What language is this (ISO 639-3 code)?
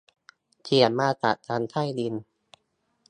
tha